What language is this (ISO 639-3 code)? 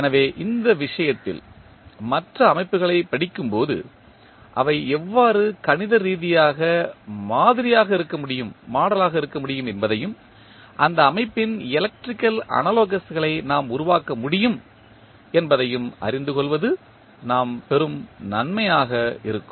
tam